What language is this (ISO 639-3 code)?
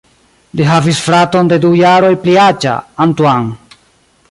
epo